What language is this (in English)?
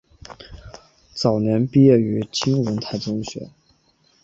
Chinese